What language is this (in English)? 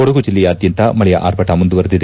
Kannada